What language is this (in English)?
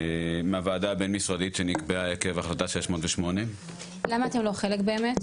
Hebrew